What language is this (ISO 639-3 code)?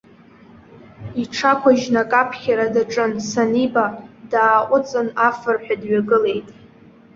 abk